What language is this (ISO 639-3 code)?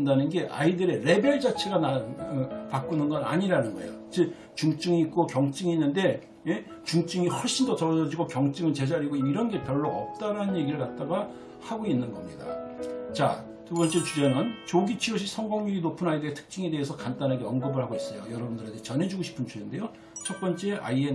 kor